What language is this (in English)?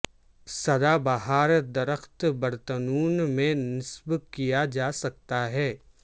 Urdu